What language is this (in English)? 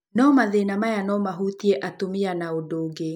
Kikuyu